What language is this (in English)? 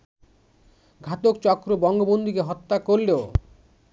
Bangla